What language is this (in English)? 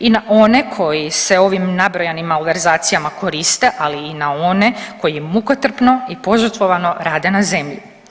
Croatian